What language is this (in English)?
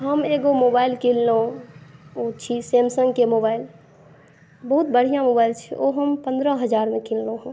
Maithili